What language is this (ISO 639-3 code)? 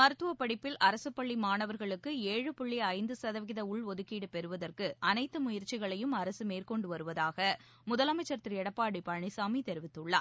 tam